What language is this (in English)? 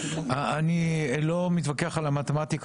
Hebrew